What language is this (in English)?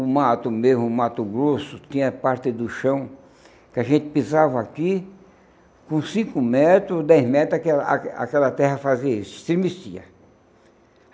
Portuguese